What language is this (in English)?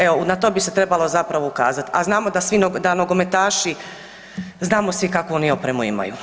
Croatian